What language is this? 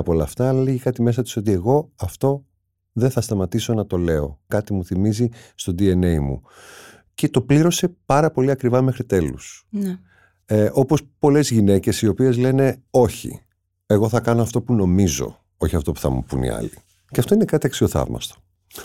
Greek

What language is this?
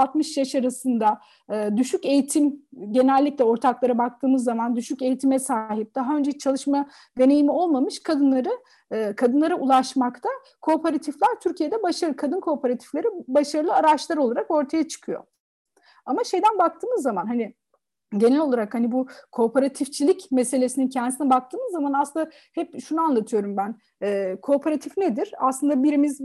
Turkish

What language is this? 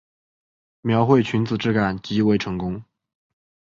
Chinese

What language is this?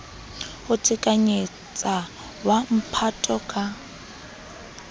Southern Sotho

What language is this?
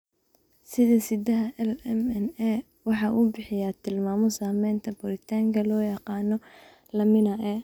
Somali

